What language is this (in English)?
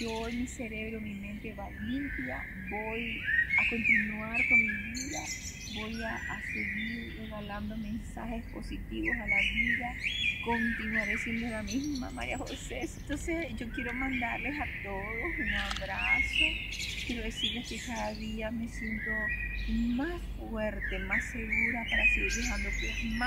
Spanish